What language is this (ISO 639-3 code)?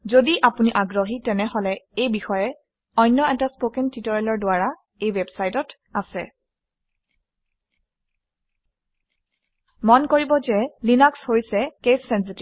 asm